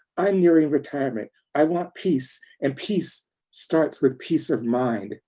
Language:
English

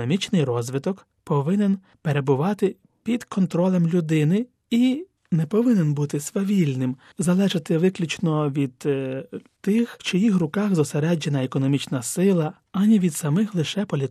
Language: Ukrainian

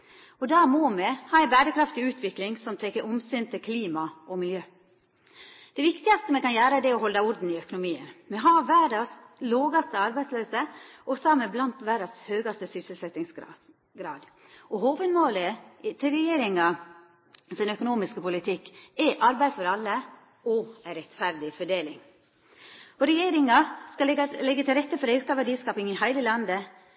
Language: Norwegian Nynorsk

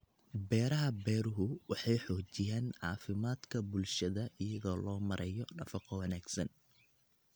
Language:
Somali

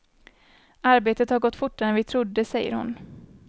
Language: Swedish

